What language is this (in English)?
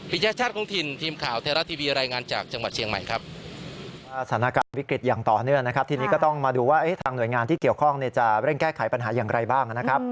Thai